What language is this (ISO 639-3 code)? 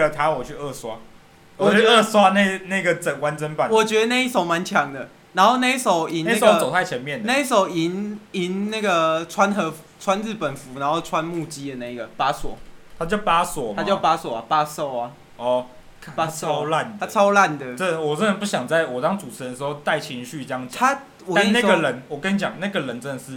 zho